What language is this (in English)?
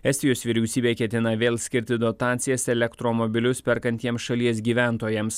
Lithuanian